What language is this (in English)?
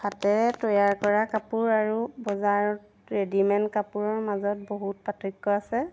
Assamese